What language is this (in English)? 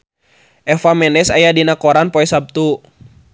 Sundanese